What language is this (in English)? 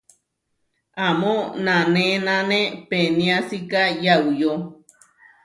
Huarijio